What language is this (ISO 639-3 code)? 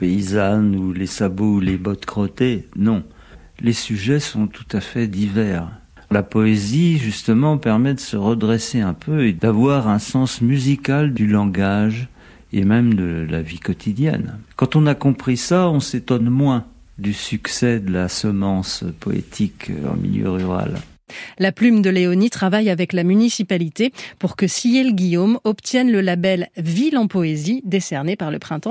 fra